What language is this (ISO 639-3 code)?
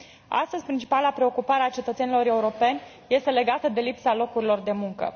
ron